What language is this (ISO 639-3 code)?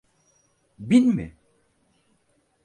tur